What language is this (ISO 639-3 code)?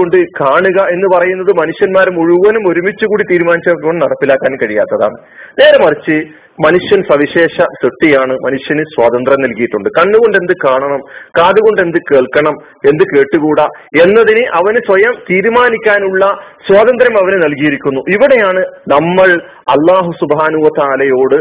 mal